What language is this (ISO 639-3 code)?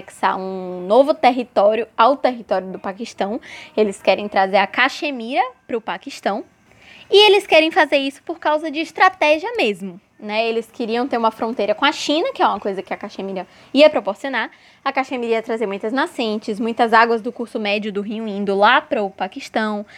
por